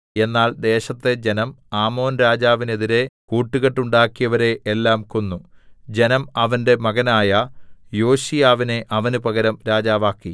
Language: Malayalam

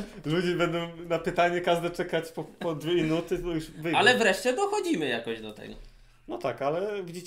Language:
Polish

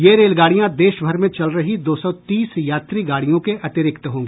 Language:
Hindi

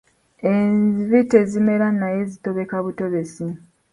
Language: Ganda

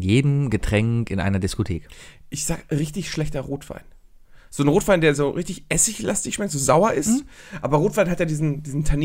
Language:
German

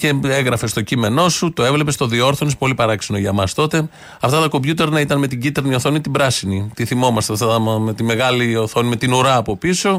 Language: Greek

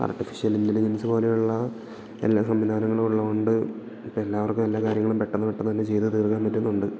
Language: Malayalam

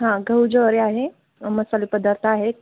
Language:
Marathi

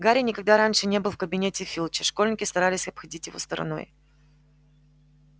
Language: Russian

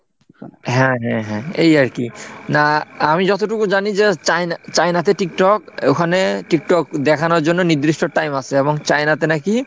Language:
Bangla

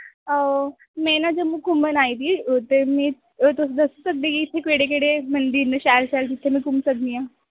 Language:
Dogri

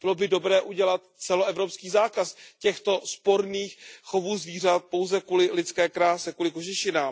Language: Czech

